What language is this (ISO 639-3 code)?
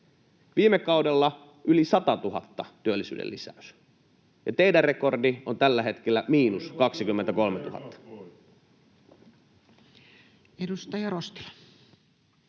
fin